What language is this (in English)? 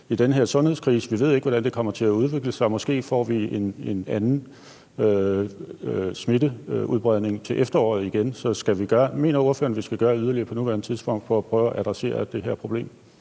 Danish